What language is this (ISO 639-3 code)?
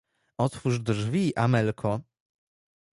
pol